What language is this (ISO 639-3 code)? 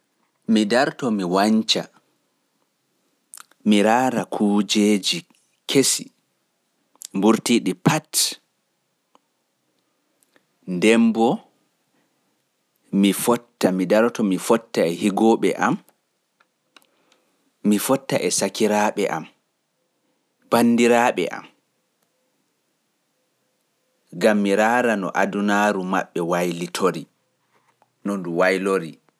ful